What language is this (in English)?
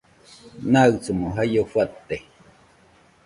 Nüpode Huitoto